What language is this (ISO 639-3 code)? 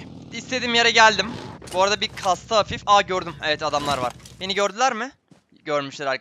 tur